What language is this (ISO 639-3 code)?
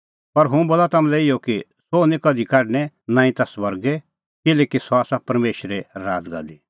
kfx